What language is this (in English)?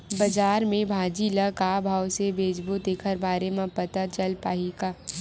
Chhattisgarhi